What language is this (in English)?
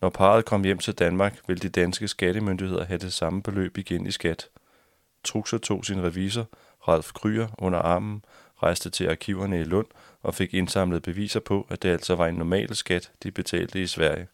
Danish